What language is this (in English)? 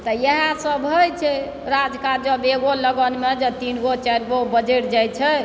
Maithili